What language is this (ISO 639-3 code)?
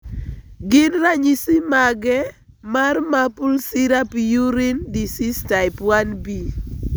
luo